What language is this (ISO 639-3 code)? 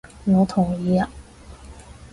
yue